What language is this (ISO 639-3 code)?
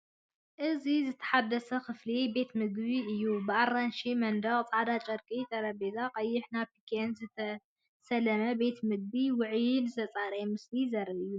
tir